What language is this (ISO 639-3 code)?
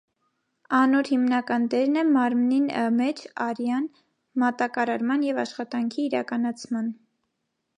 hye